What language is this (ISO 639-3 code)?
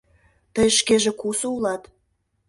chm